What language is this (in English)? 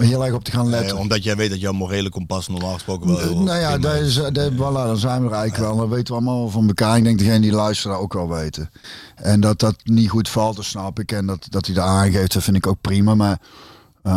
Dutch